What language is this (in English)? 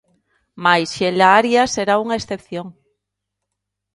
Galician